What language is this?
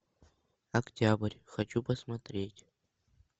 Russian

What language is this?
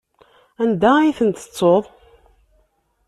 Kabyle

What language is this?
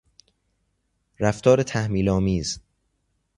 Persian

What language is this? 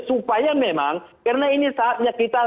Indonesian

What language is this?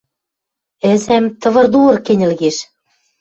Western Mari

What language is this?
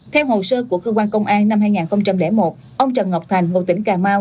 Vietnamese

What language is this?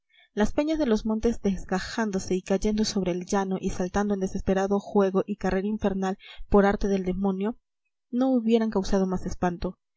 Spanish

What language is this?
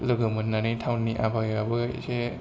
Bodo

